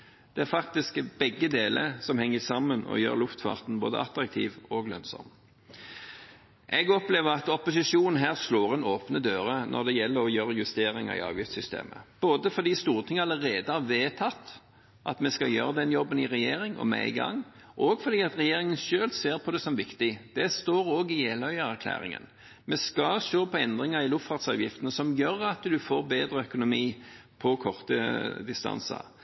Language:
Norwegian Bokmål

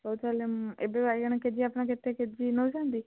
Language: Odia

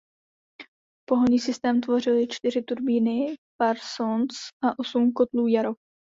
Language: Czech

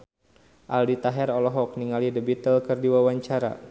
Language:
Sundanese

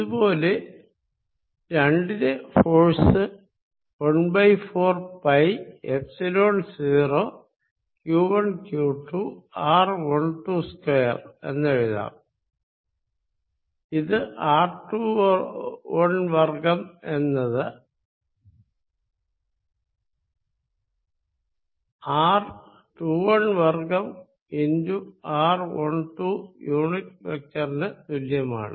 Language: Malayalam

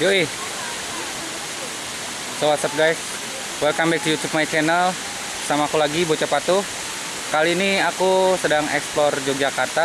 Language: Indonesian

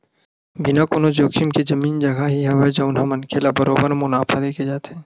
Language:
Chhattisgarhi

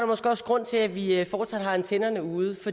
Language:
Danish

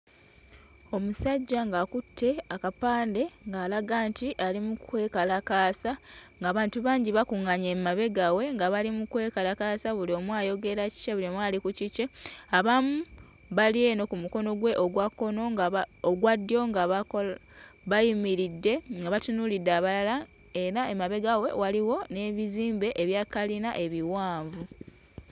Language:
Ganda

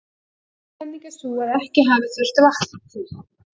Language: Icelandic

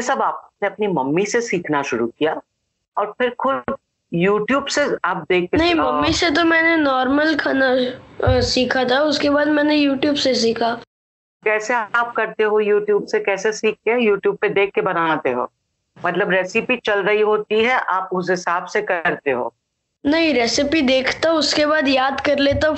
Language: Hindi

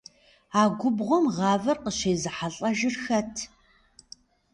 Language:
Kabardian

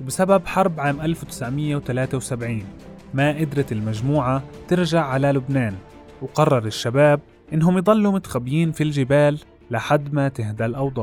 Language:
Arabic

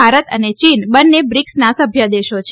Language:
Gujarati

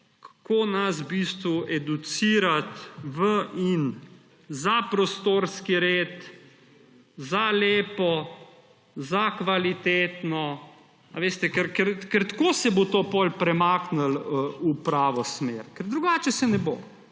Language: Slovenian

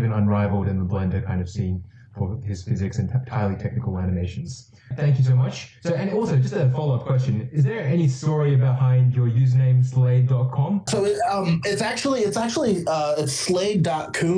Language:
English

